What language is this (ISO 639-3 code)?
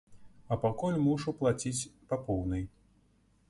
bel